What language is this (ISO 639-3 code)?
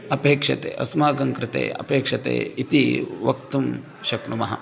san